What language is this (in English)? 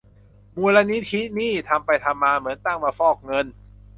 Thai